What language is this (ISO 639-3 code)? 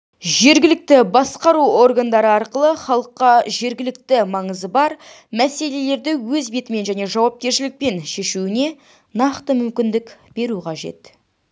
kaz